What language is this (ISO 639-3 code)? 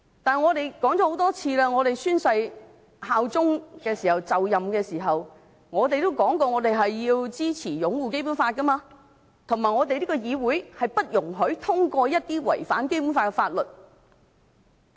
yue